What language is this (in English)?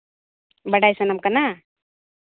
Santali